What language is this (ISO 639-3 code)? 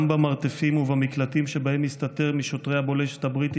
heb